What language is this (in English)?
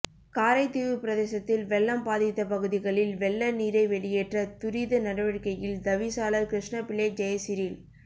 Tamil